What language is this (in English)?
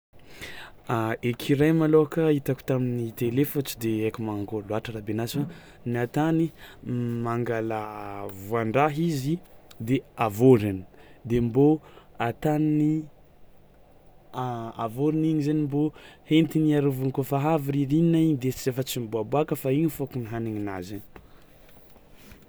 Tsimihety Malagasy